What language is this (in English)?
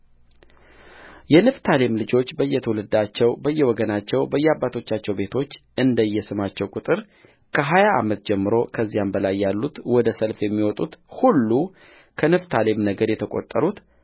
Amharic